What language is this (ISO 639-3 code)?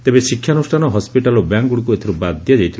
ori